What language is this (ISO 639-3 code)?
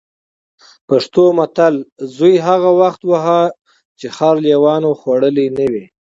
pus